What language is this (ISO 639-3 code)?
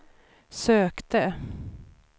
swe